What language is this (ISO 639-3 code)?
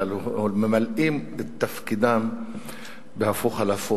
heb